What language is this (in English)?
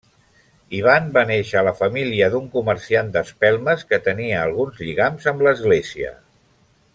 Catalan